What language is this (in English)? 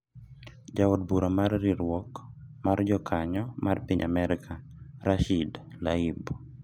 Luo (Kenya and Tanzania)